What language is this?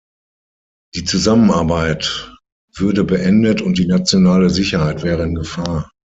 German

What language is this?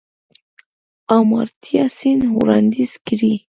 Pashto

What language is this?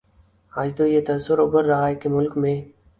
Urdu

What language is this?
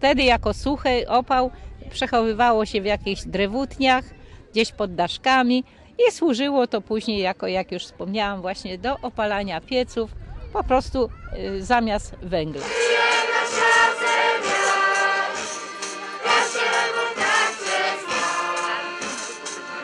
Polish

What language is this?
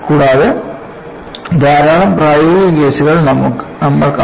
Malayalam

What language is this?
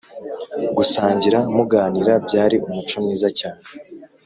Kinyarwanda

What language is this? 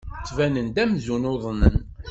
Kabyle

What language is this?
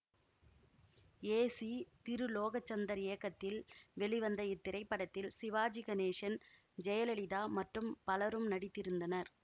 Tamil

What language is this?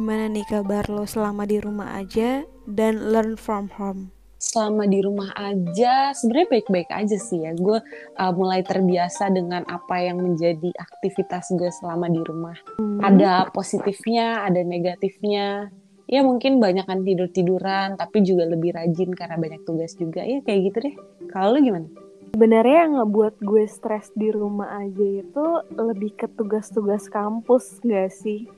Indonesian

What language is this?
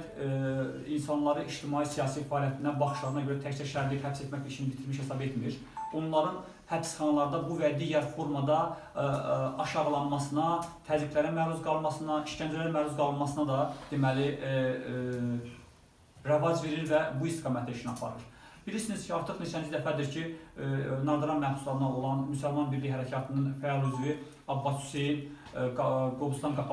Azerbaijani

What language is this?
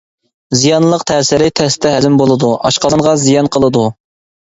Uyghur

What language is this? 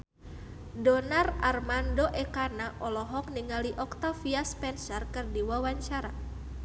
Sundanese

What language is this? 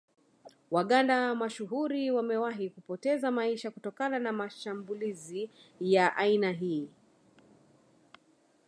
Swahili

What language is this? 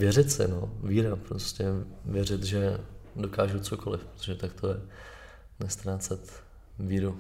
Czech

